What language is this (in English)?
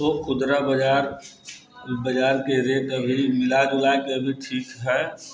Maithili